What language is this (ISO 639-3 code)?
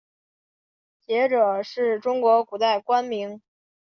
zho